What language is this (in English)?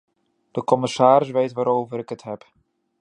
Dutch